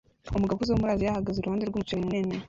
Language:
Kinyarwanda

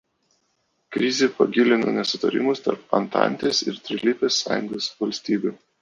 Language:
Lithuanian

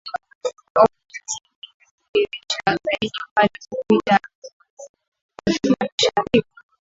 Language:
Swahili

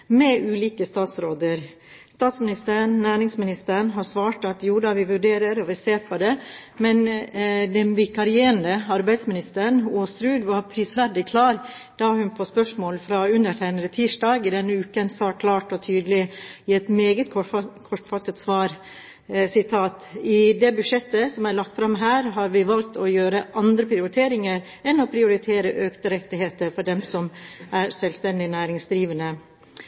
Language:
Norwegian Bokmål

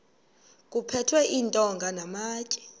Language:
Xhosa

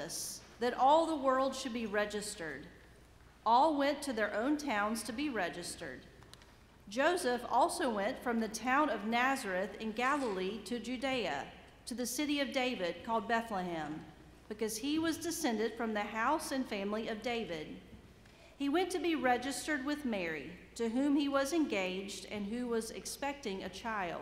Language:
English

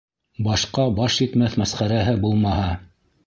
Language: Bashkir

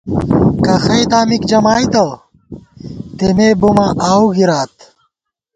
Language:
Gawar-Bati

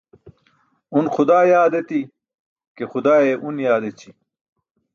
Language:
Burushaski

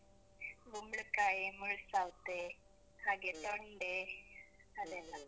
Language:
Kannada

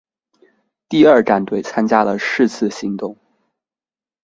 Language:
Chinese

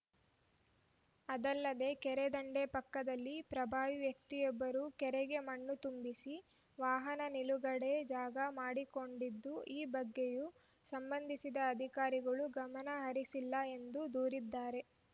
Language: Kannada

